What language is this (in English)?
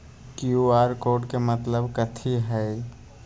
Magahi